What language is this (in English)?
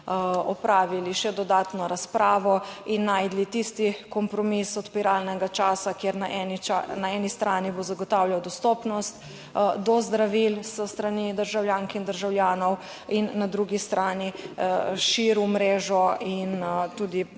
Slovenian